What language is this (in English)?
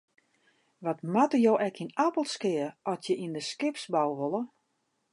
Western Frisian